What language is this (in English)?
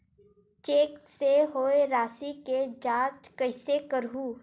Chhattisgarhi